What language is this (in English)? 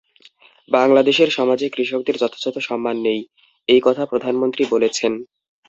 Bangla